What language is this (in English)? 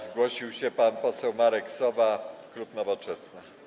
Polish